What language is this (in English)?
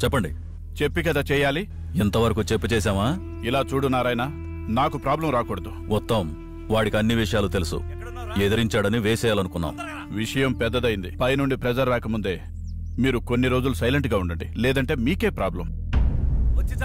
Telugu